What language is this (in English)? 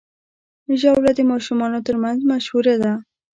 Pashto